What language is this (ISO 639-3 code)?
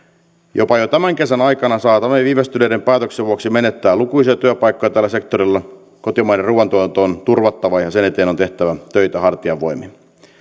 fin